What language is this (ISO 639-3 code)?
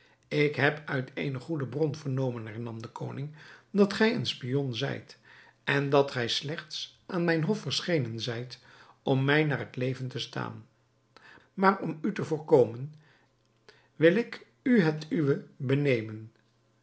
nld